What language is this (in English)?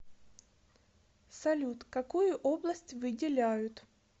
Russian